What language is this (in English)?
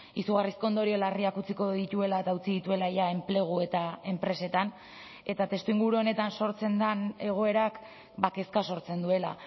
Basque